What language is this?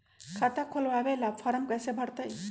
Magahi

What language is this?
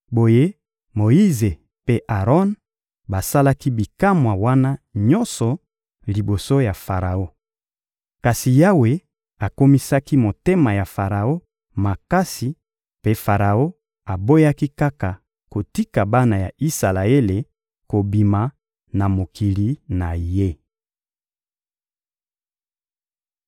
Lingala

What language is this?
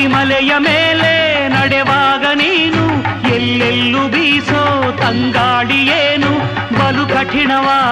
Kannada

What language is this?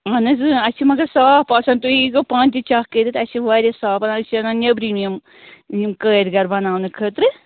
Kashmiri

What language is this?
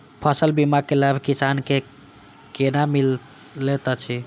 Maithili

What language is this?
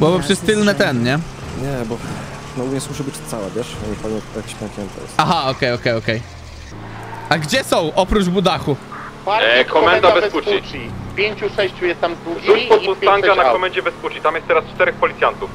Polish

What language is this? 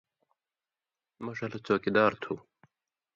Indus Kohistani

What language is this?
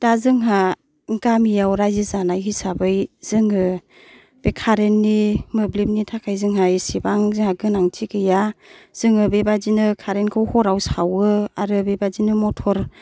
Bodo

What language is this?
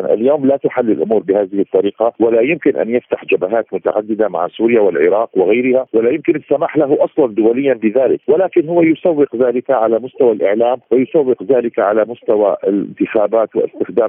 Arabic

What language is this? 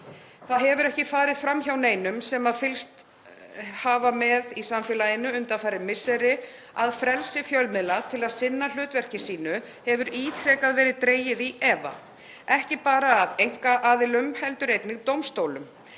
Icelandic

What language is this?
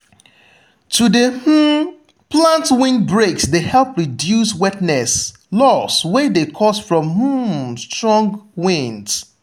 Nigerian Pidgin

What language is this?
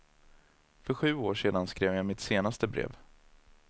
Swedish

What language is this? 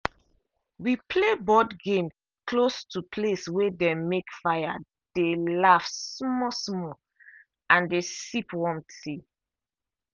Nigerian Pidgin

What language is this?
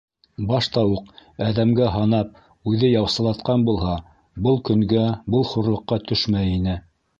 Bashkir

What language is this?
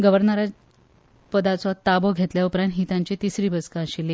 Konkani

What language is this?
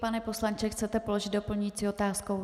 Czech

